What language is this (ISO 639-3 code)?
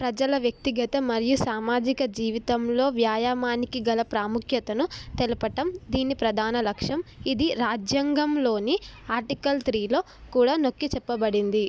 tel